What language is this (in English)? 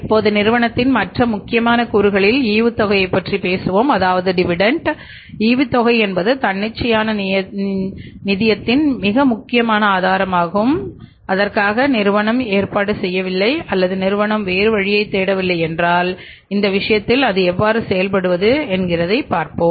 Tamil